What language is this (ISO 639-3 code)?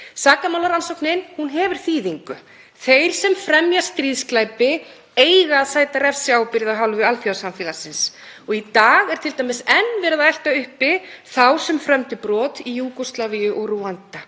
isl